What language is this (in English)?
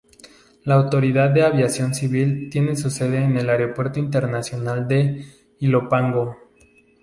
Spanish